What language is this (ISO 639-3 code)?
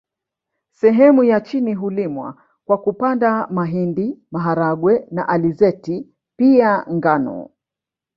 swa